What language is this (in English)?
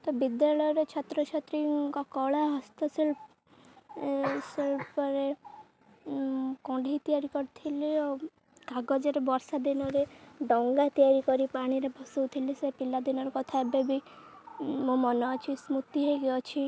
Odia